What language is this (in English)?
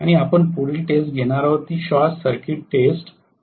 Marathi